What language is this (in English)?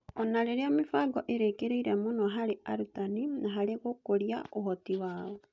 Kikuyu